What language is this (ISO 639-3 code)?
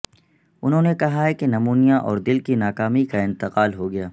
urd